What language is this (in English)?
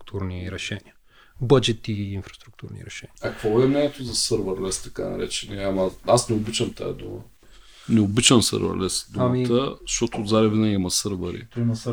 Bulgarian